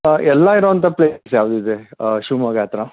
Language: Kannada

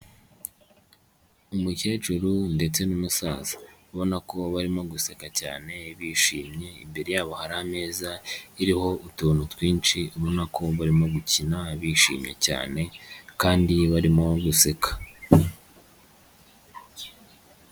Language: Kinyarwanda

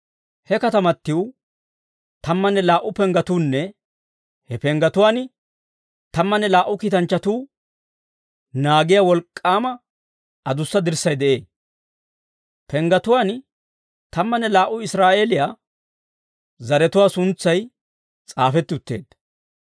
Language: Dawro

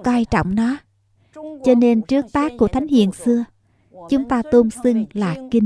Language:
Vietnamese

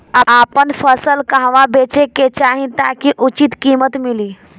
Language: Bhojpuri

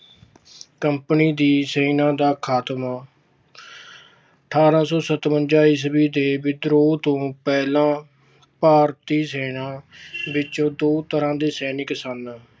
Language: Punjabi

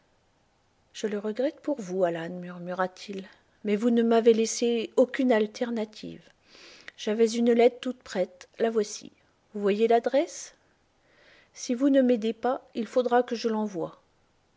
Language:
French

